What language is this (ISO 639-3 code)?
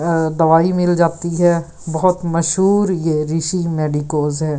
hin